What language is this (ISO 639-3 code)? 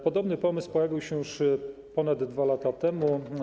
pol